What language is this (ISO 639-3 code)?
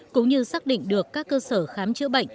vie